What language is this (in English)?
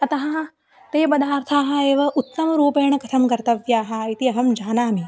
Sanskrit